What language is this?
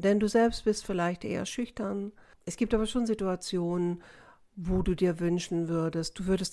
German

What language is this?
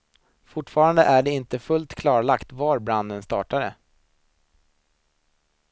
Swedish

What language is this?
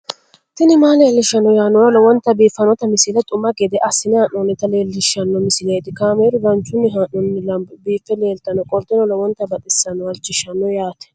Sidamo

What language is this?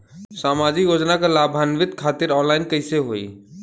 Bhojpuri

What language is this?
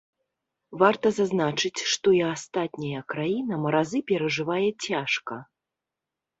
Belarusian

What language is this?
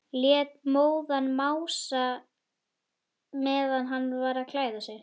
Icelandic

